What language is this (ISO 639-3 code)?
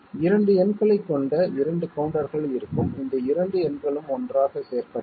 tam